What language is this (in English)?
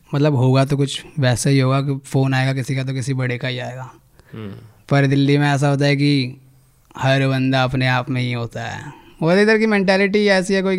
Hindi